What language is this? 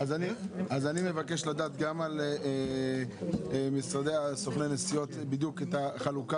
Hebrew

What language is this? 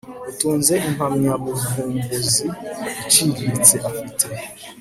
Kinyarwanda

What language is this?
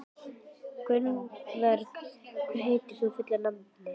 Icelandic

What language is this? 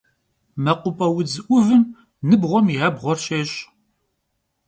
Kabardian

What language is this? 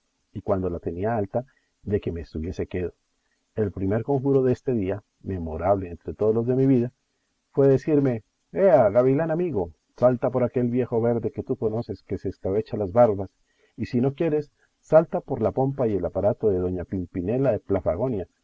Spanish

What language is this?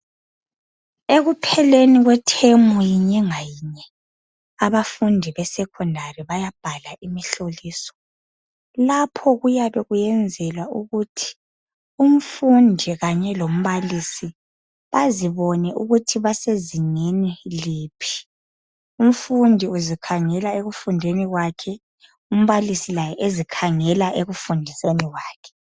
North Ndebele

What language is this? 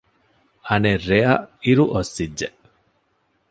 Divehi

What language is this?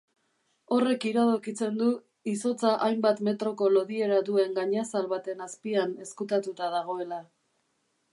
Basque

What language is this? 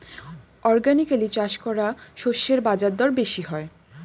Bangla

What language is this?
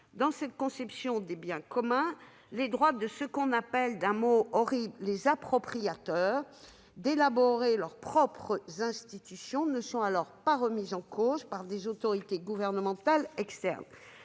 French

